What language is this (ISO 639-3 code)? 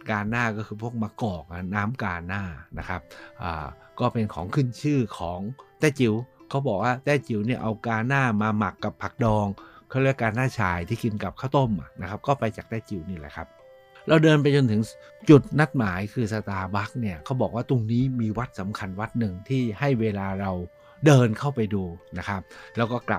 tha